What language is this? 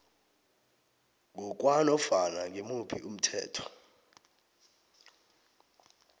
South Ndebele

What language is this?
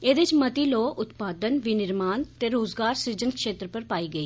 Dogri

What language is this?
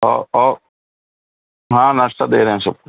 Urdu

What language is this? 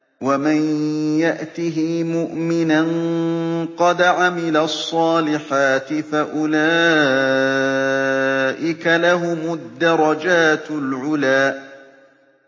Arabic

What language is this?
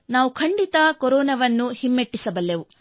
Kannada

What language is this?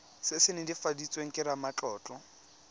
Tswana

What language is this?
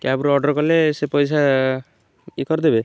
Odia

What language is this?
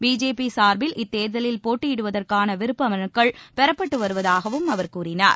Tamil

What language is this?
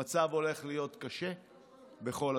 Hebrew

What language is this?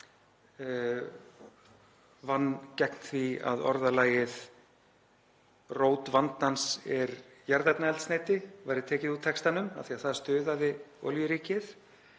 Icelandic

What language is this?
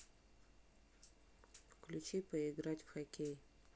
Russian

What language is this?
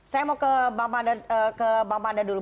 Indonesian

